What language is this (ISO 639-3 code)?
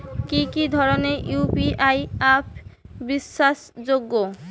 ben